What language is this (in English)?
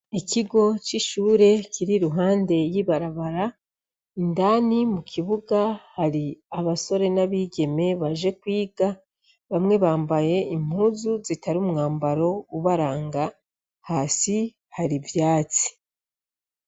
Rundi